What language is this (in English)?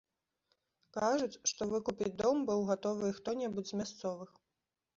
Belarusian